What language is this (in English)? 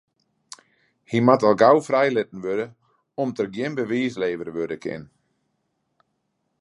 Western Frisian